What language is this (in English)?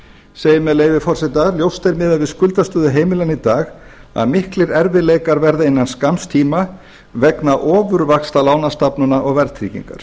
Icelandic